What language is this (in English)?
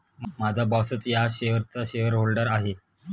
Marathi